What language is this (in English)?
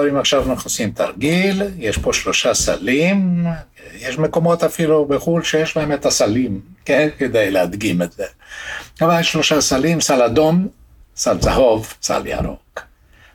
Hebrew